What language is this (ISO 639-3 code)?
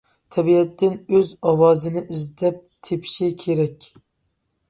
uig